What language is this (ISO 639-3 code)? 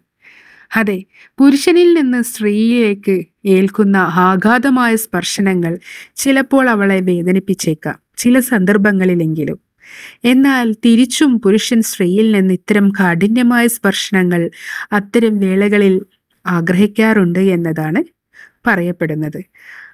mal